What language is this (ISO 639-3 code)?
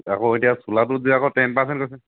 asm